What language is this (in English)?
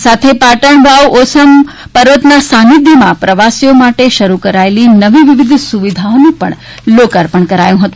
Gujarati